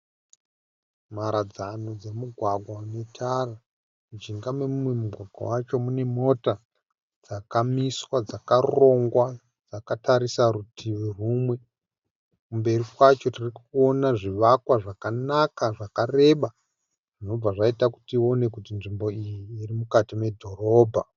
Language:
Shona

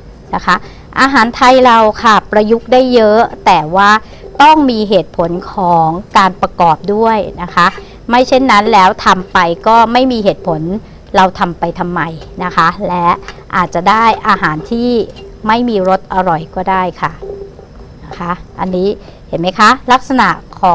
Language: Thai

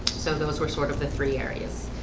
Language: English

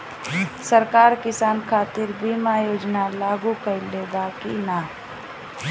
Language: Bhojpuri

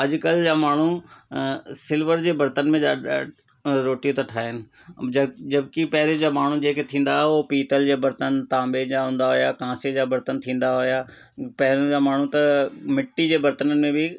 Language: Sindhi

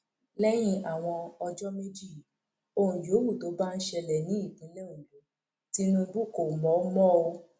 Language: Yoruba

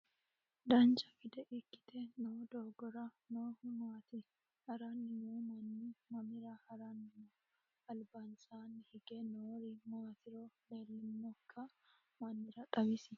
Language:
Sidamo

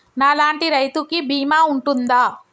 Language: Telugu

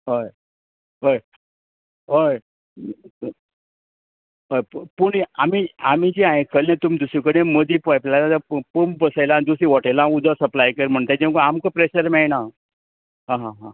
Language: Konkani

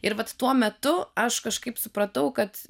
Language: Lithuanian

